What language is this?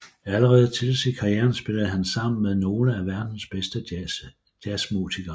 Danish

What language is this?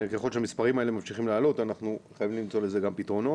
Hebrew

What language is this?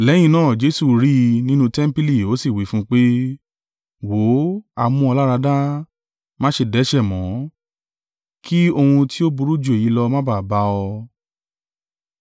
Yoruba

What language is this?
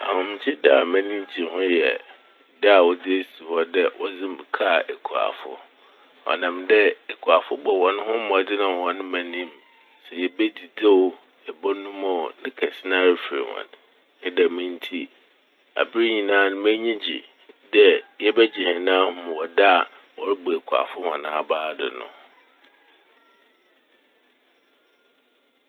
Akan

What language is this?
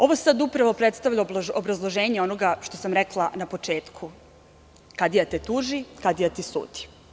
Serbian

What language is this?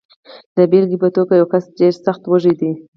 Pashto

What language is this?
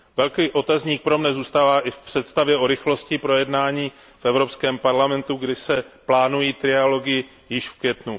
Czech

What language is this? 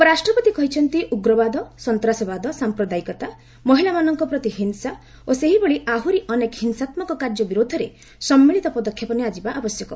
Odia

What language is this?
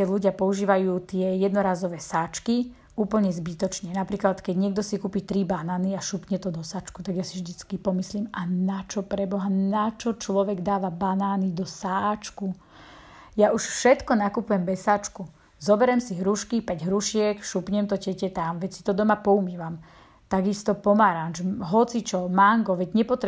Slovak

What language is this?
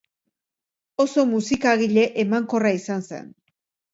Basque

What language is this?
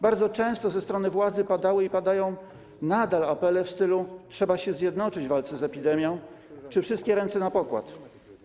Polish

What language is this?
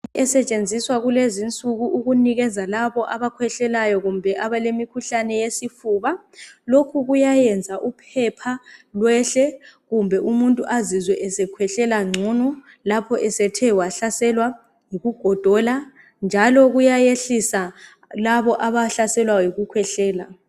North Ndebele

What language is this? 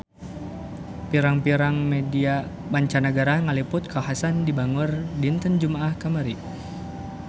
Sundanese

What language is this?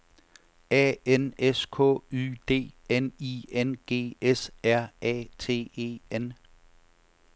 Danish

